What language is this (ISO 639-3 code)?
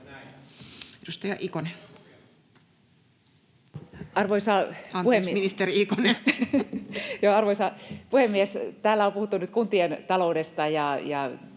fin